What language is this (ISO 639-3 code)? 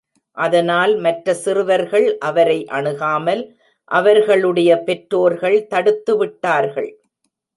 tam